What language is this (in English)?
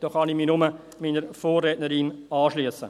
Swiss German